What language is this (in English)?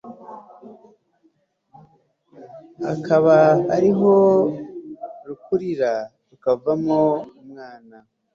Kinyarwanda